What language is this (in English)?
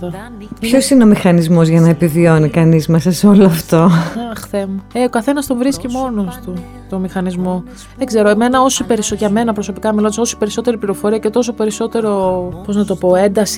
Greek